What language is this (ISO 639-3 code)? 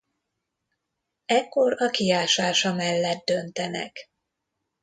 hun